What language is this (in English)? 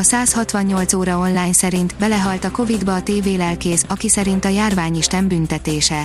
Hungarian